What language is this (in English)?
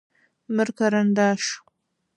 Adyghe